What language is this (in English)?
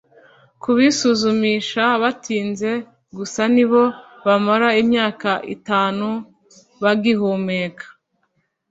Kinyarwanda